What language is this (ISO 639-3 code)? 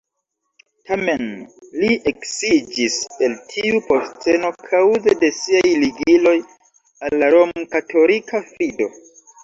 epo